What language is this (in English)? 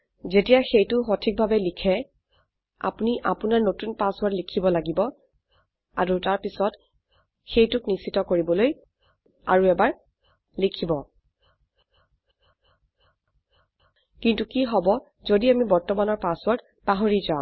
Assamese